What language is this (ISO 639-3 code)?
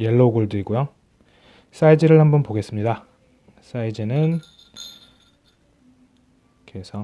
kor